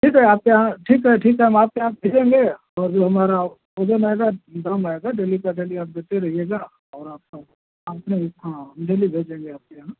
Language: Hindi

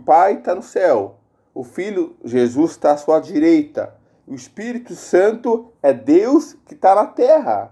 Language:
Portuguese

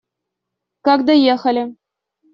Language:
Russian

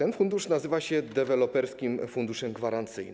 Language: Polish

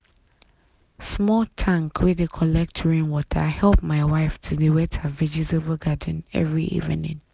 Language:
Nigerian Pidgin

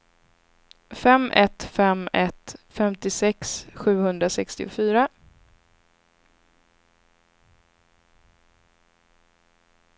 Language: Swedish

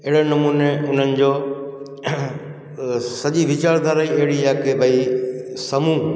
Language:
Sindhi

